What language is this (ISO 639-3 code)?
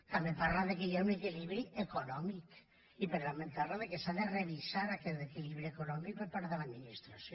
cat